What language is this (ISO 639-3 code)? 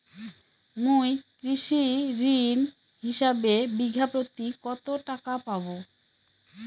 ben